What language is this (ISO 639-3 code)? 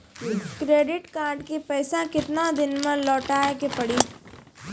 mai